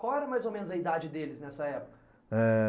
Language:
Portuguese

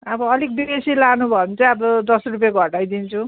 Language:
Nepali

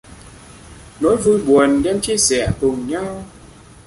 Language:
Vietnamese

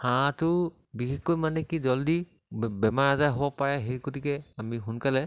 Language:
Assamese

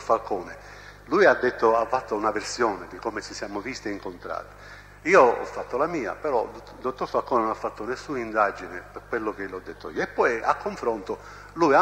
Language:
Italian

